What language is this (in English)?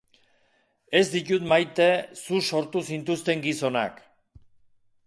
Basque